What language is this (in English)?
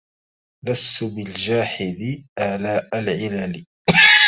Arabic